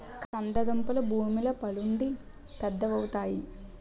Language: Telugu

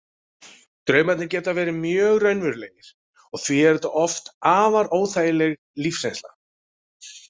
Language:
Icelandic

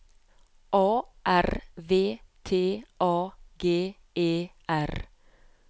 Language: Norwegian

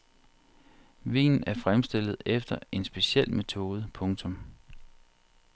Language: Danish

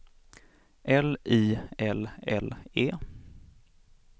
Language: Swedish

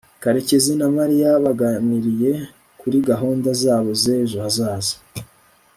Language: Kinyarwanda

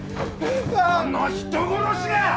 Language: Japanese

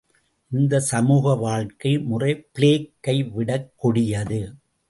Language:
Tamil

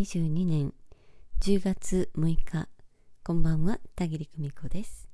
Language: Japanese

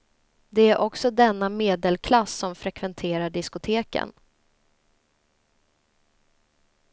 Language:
Swedish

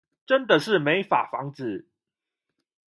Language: Chinese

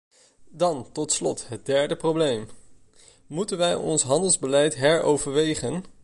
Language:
Dutch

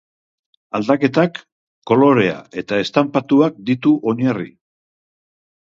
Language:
Basque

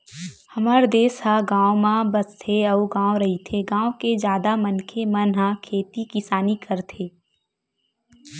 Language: Chhattisgarhi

